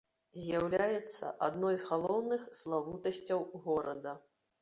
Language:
Belarusian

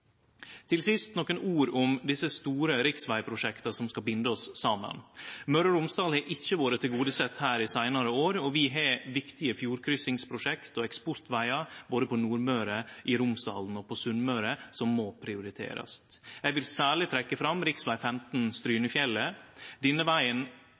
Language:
Norwegian Nynorsk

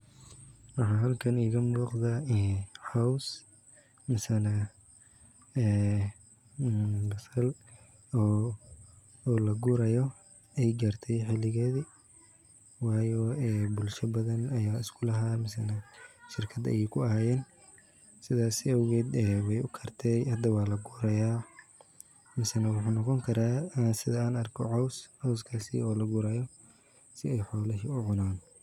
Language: Somali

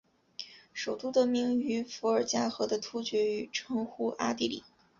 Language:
Chinese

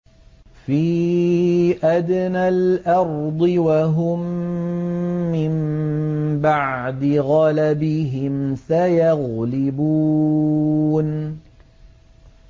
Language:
Arabic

